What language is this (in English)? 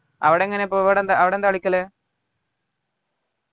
Malayalam